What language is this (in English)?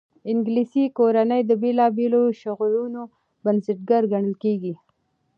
Pashto